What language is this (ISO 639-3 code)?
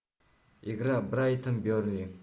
rus